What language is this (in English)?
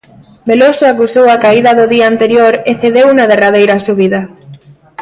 Galician